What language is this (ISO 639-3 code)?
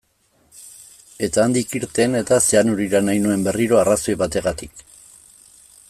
eus